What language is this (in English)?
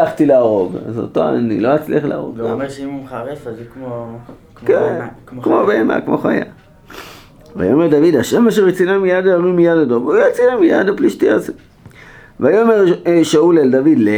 Hebrew